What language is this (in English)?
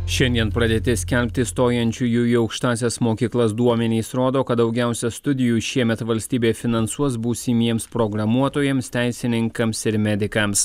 Lithuanian